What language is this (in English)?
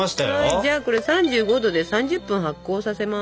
Japanese